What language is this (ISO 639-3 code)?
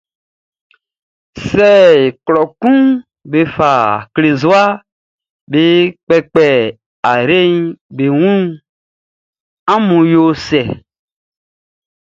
bci